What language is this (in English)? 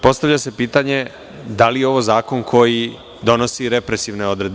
Serbian